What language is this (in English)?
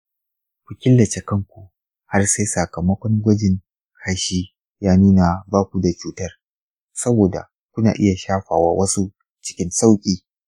Hausa